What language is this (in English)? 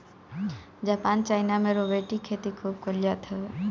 Bhojpuri